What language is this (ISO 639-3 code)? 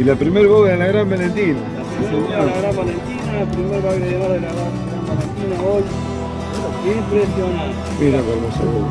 spa